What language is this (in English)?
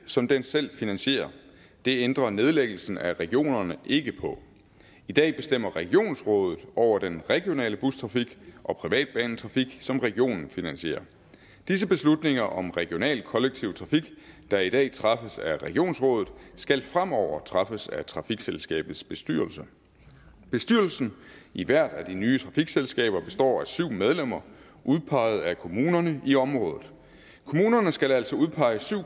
Danish